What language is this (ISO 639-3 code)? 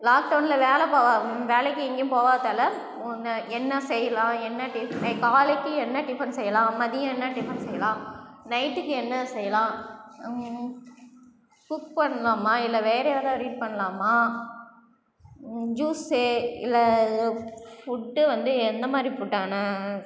tam